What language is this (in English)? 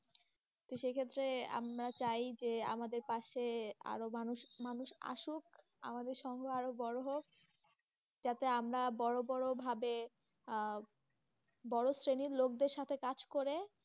Bangla